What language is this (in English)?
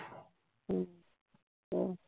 Punjabi